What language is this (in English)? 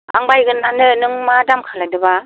Bodo